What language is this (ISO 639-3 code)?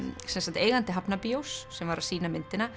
isl